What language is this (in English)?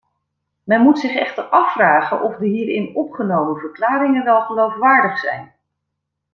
Dutch